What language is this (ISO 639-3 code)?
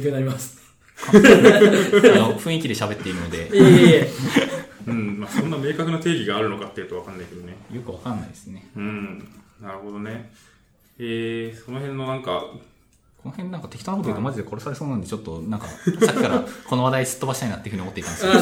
jpn